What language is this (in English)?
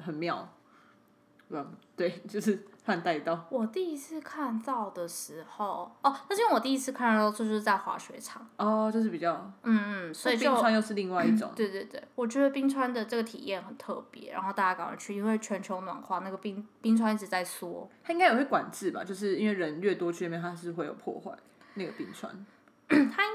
Chinese